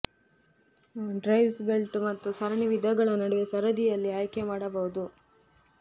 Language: Kannada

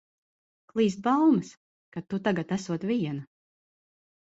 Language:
Latvian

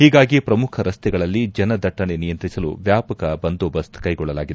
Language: Kannada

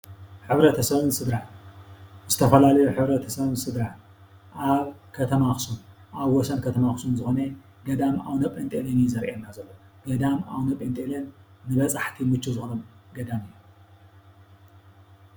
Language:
Tigrinya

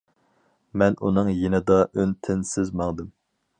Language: Uyghur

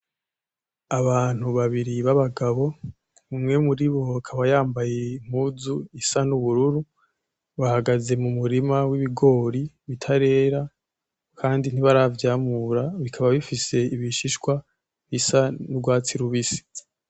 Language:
Rundi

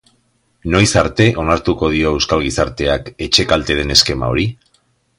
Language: Basque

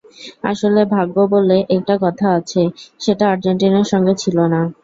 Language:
Bangla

